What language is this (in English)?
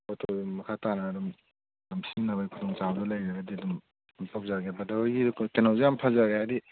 Manipuri